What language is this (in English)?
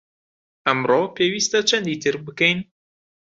Central Kurdish